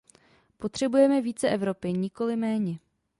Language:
Czech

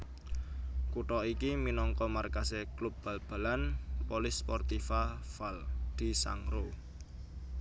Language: Javanese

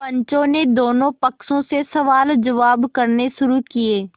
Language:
Hindi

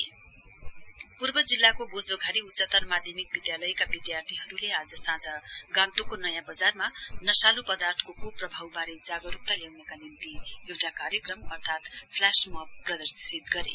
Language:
Nepali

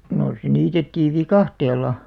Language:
Finnish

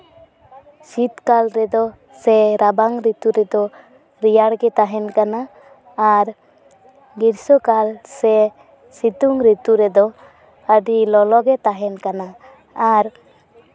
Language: Santali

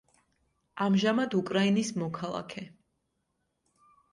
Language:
Georgian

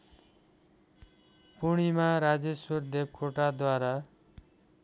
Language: Nepali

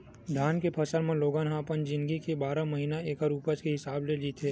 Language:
Chhattisgarhi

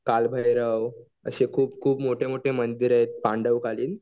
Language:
Marathi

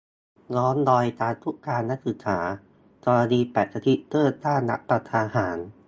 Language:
Thai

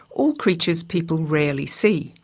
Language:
English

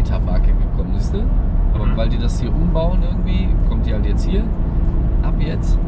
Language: German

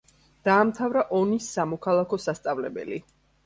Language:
Georgian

